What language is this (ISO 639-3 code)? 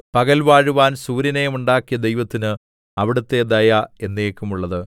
mal